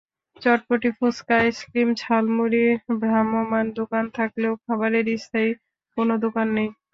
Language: Bangla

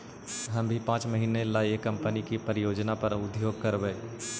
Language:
Magahi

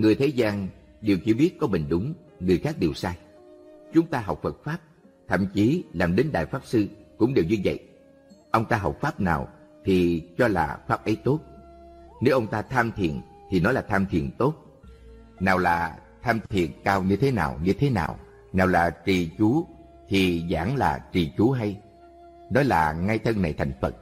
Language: Vietnamese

